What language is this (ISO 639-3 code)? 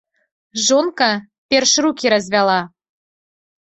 bel